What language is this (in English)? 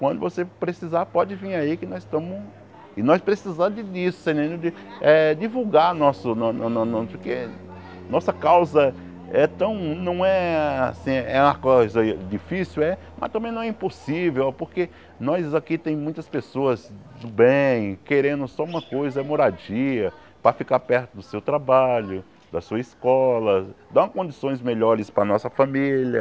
Portuguese